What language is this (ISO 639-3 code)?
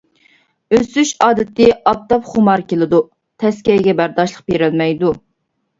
uig